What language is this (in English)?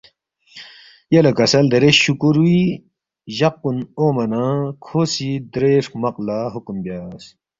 Balti